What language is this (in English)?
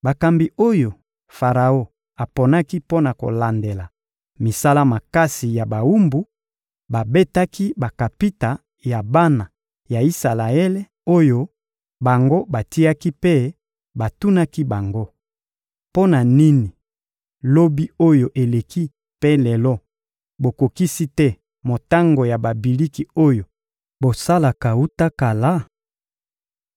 Lingala